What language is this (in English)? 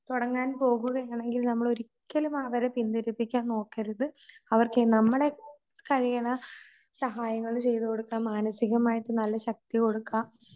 Malayalam